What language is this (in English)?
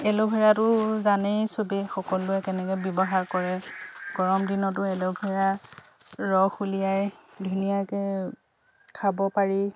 Assamese